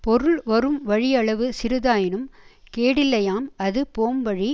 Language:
Tamil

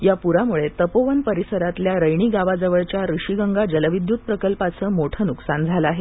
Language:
Marathi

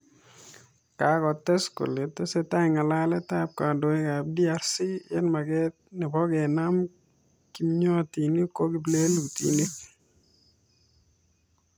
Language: Kalenjin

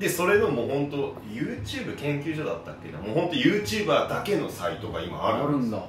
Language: Japanese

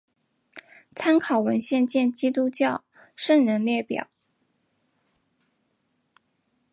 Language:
Chinese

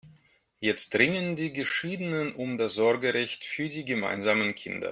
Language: German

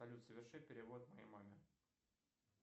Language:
Russian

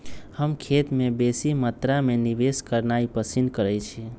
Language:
Magahi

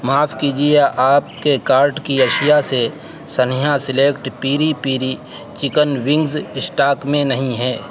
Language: Urdu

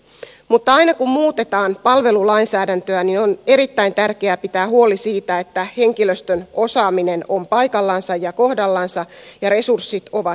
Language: Finnish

